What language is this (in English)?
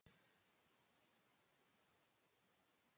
Icelandic